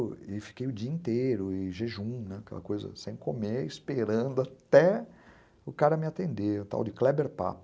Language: Portuguese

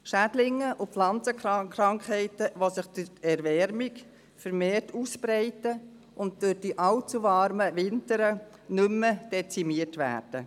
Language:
Swiss German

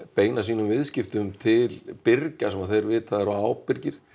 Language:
Icelandic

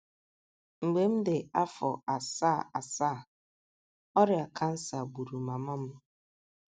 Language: Igbo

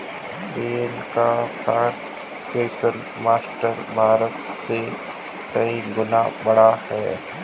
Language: Hindi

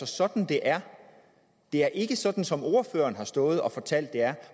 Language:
Danish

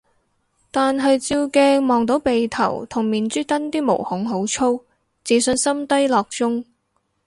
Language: Cantonese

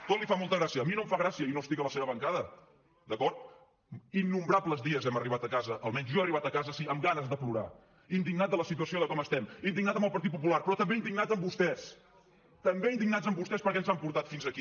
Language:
Catalan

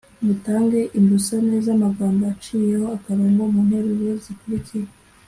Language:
Kinyarwanda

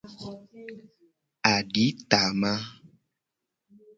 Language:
Gen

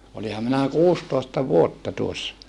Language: Finnish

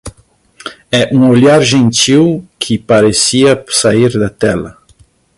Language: Portuguese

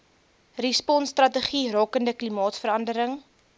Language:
Afrikaans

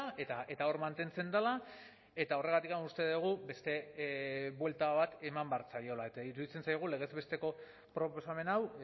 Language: Basque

